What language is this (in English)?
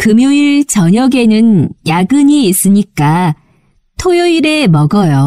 Korean